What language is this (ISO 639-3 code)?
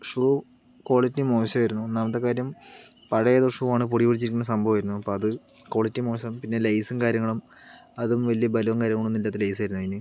mal